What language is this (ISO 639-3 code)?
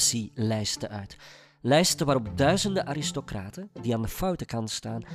nld